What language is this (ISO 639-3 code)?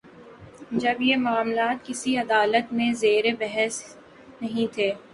urd